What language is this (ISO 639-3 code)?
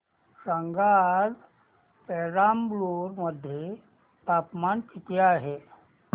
mar